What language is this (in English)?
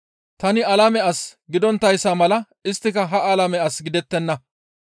Gamo